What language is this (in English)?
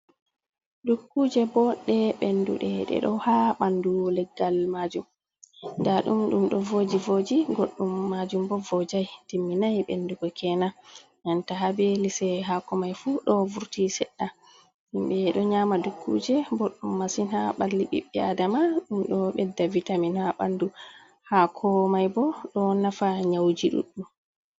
Fula